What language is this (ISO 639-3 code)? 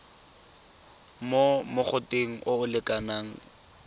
tsn